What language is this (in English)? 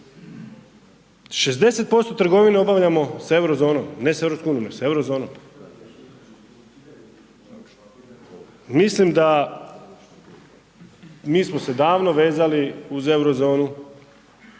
Croatian